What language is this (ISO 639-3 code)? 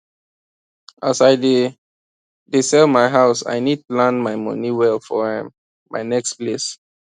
pcm